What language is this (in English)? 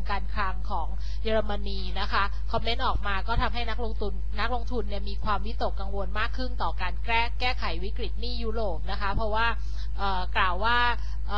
Thai